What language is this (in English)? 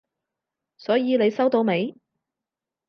Cantonese